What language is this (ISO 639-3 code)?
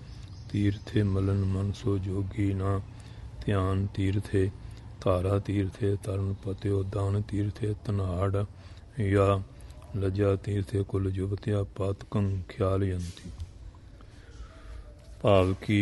tur